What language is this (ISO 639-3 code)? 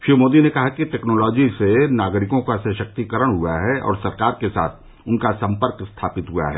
hin